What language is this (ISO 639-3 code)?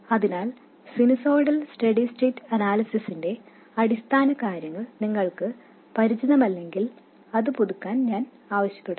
mal